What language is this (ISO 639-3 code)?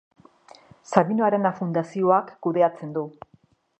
eus